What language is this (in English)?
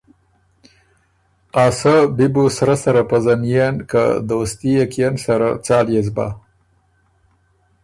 Ormuri